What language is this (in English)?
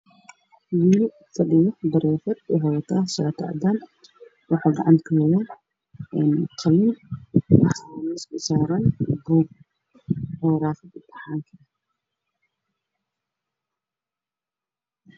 Somali